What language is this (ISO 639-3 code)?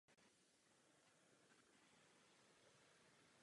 ces